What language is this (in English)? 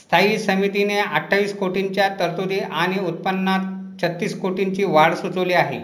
Marathi